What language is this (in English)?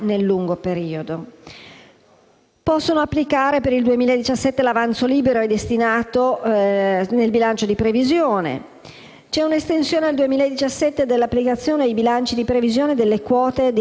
Italian